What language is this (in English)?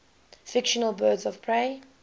English